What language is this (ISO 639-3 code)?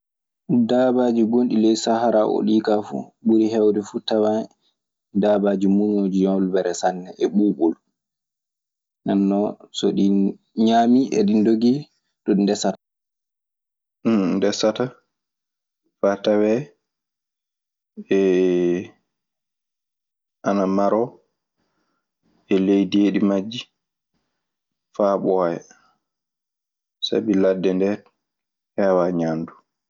ffm